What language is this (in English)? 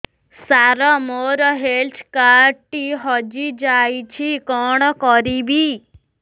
Odia